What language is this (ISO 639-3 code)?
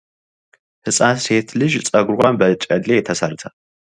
amh